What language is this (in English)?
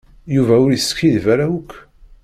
Kabyle